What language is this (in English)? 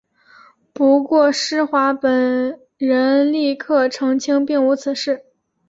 Chinese